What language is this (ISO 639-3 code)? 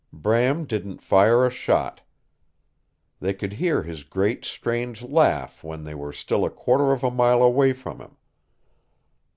eng